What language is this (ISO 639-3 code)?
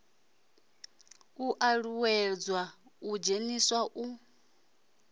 ven